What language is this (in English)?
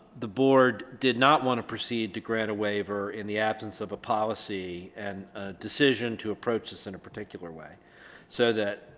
English